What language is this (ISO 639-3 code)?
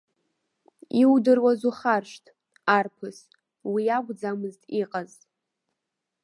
abk